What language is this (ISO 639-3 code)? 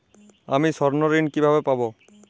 ben